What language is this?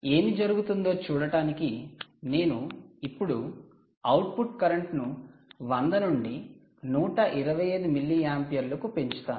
Telugu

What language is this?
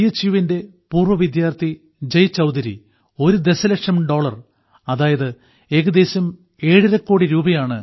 Malayalam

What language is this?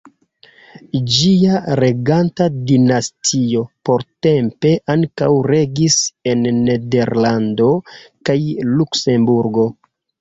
Esperanto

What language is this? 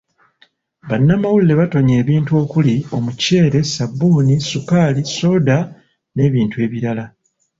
Ganda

